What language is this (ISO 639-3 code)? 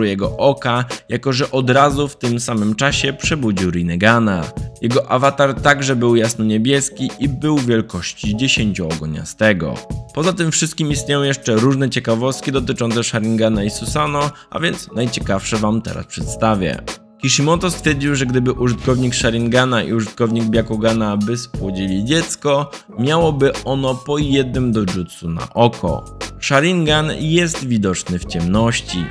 pol